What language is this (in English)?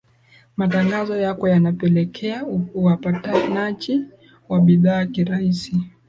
Swahili